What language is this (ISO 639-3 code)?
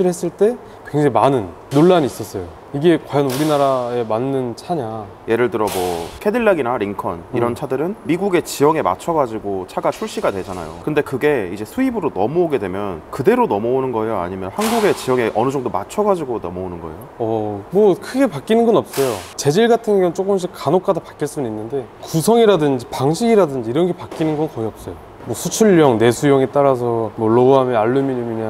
kor